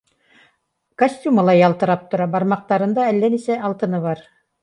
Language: Bashkir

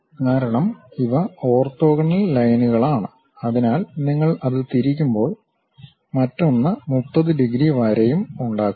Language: Malayalam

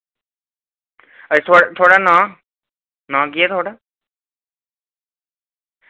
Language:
Dogri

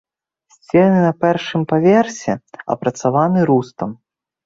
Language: Belarusian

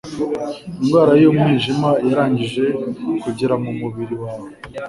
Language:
Kinyarwanda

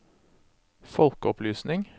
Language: Norwegian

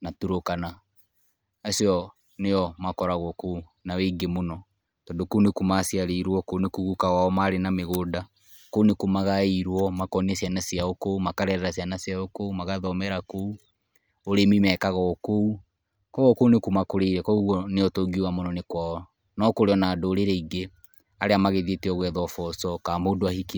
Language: Kikuyu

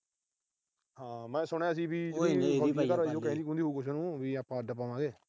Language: Punjabi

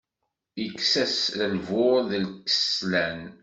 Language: Kabyle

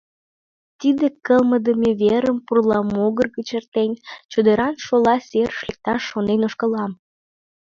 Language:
Mari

